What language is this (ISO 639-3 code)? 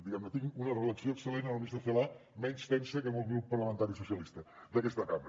cat